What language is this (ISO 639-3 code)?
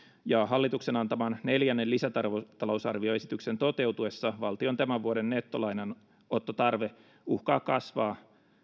fin